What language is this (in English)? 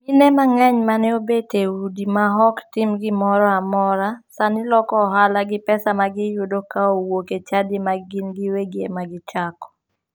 Luo (Kenya and Tanzania)